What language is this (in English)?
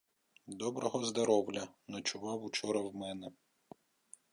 Ukrainian